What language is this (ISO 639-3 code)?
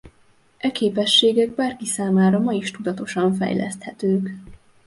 hun